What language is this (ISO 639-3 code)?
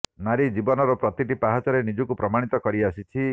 ori